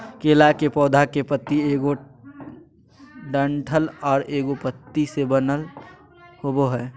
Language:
Magahi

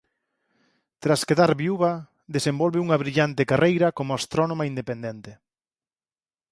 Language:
Galician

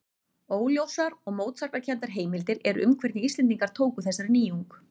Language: Icelandic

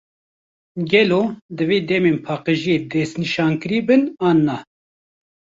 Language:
Kurdish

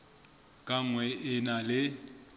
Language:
Southern Sotho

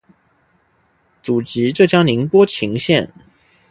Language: Chinese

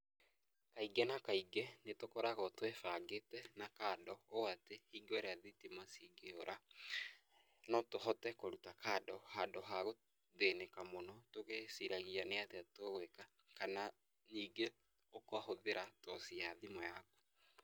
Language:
Kikuyu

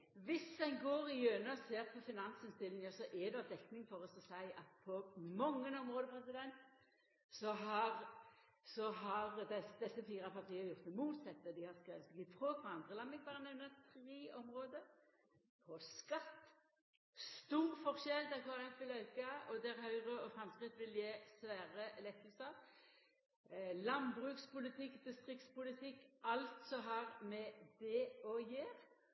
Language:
Norwegian Nynorsk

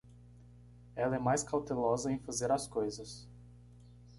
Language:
Portuguese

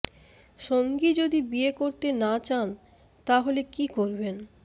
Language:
Bangla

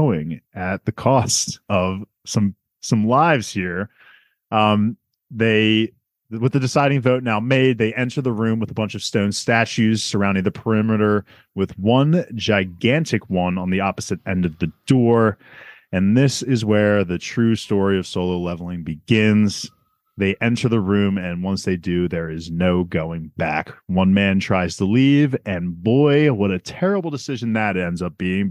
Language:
English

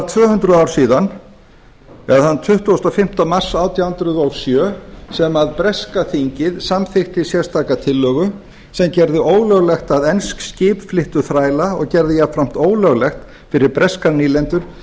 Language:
Icelandic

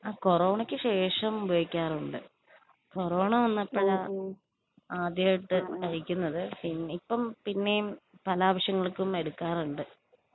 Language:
Malayalam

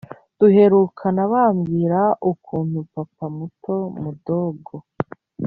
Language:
Kinyarwanda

